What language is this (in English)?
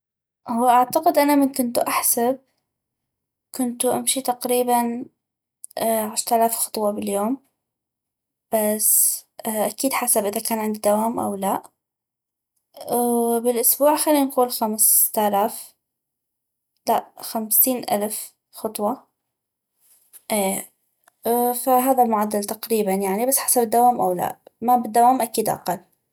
North Mesopotamian Arabic